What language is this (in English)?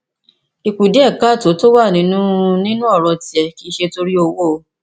Yoruba